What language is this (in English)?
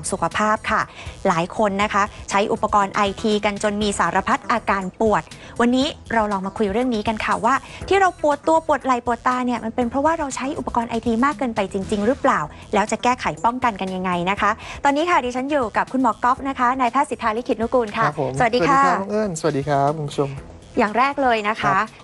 Thai